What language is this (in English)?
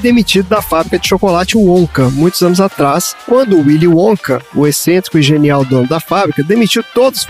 Portuguese